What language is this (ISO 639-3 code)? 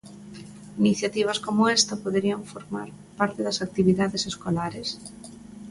glg